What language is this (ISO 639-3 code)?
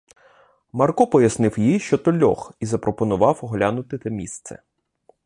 ukr